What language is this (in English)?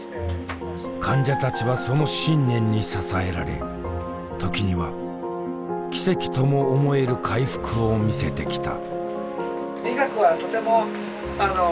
Japanese